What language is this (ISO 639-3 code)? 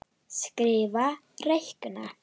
isl